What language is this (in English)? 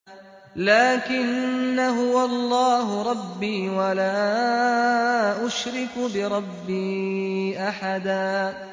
Arabic